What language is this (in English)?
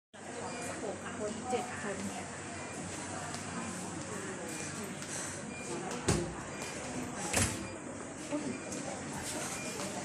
Thai